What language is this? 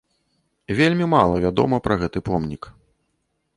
Belarusian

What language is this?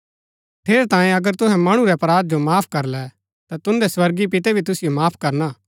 Gaddi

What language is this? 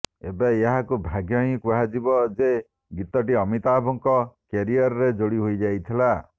Odia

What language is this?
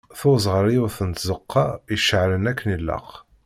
Kabyle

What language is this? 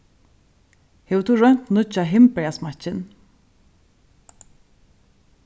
Faroese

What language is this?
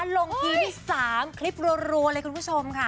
Thai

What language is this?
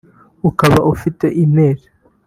Kinyarwanda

